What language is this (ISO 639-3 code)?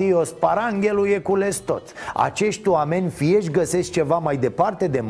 ron